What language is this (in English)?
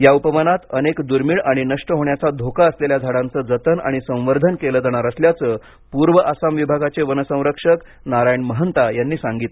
Marathi